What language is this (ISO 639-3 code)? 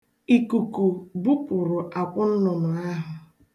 ibo